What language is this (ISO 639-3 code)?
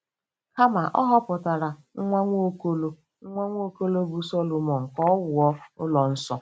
ibo